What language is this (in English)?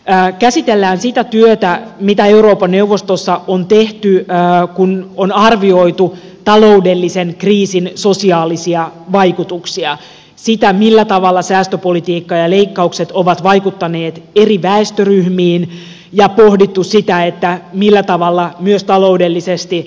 Finnish